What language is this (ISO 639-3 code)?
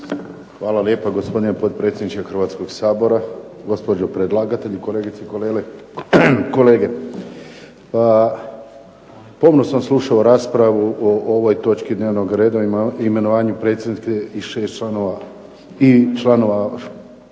hrv